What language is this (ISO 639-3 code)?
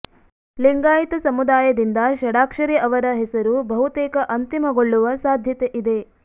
kan